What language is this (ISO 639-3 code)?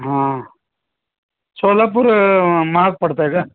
mar